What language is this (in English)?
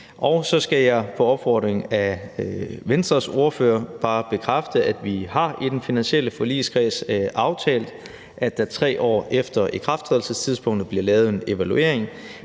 Danish